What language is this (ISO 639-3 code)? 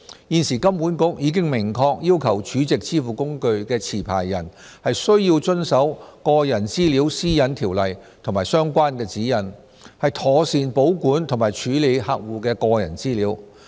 yue